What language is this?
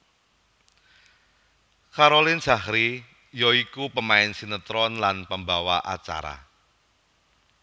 Javanese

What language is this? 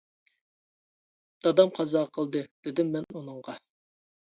Uyghur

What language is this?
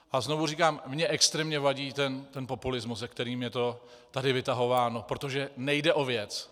Czech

